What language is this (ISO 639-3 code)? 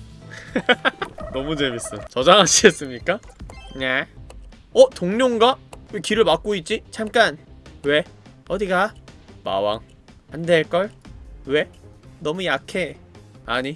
kor